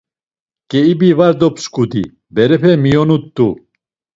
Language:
Laz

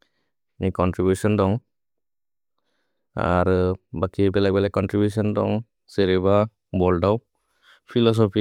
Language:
Bodo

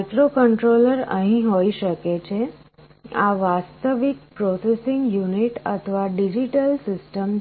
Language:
Gujarati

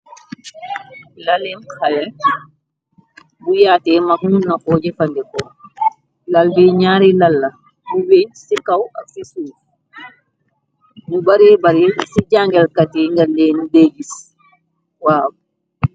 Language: Wolof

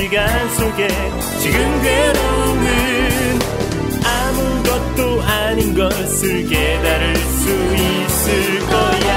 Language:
Korean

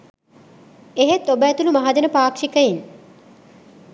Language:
Sinhala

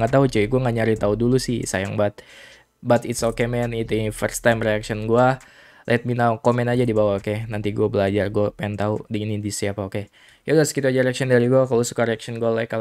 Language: Indonesian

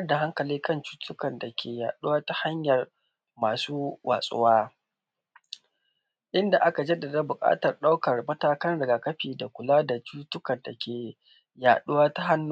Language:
Hausa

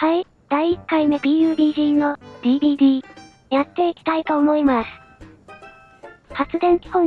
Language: Japanese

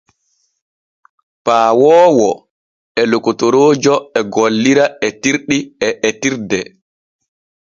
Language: Borgu Fulfulde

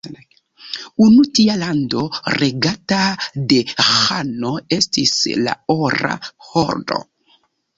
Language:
Esperanto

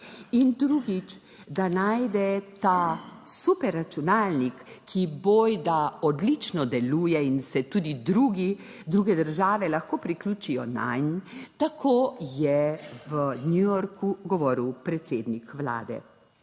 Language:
Slovenian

